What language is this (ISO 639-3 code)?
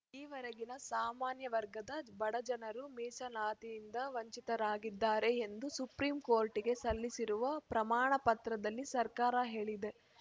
kan